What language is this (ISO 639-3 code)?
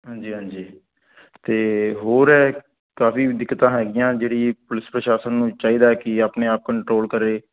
pan